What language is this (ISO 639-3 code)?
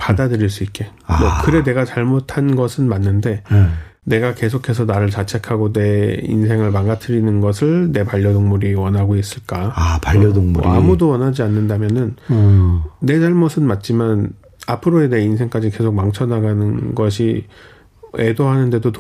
kor